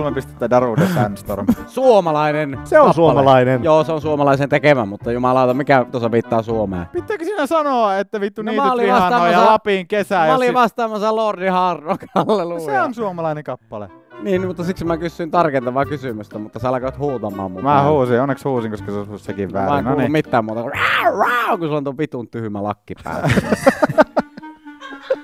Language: Finnish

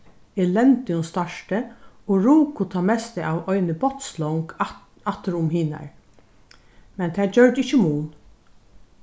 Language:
Faroese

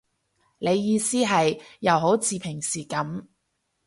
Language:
Cantonese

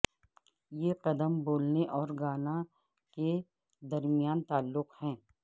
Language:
Urdu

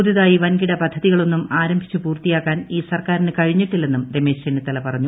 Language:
Malayalam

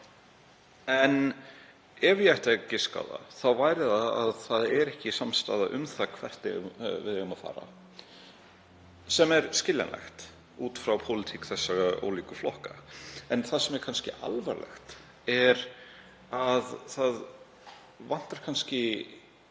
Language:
Icelandic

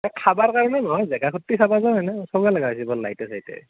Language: Assamese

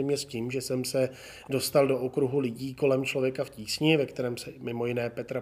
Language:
Czech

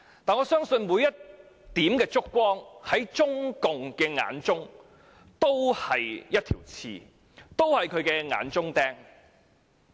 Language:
Cantonese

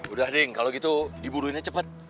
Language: Indonesian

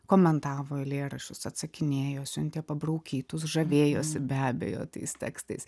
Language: Lithuanian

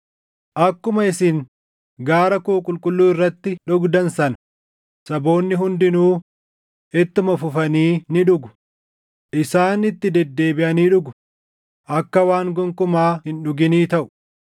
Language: Oromo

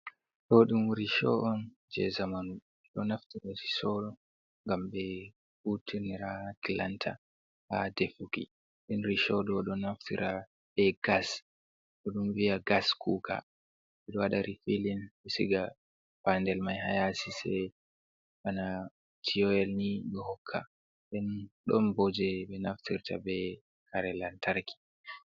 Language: Fula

